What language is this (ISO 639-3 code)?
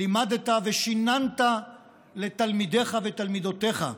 heb